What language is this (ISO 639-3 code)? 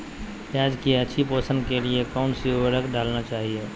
mag